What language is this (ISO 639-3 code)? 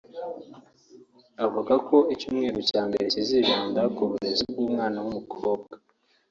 kin